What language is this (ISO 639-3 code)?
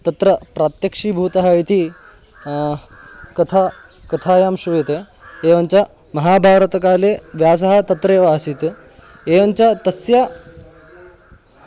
san